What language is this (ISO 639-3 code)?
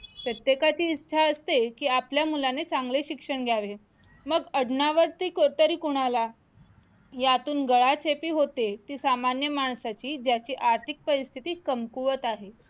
mar